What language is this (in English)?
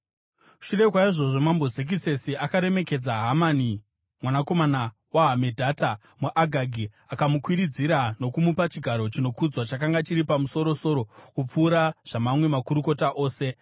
Shona